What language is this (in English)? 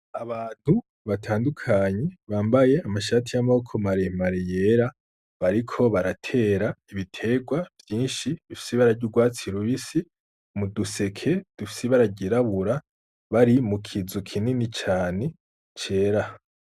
Rundi